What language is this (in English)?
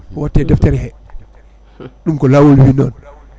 Fula